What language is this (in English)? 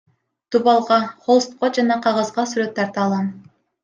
Kyrgyz